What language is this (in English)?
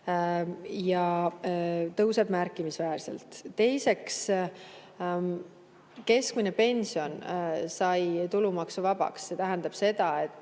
Estonian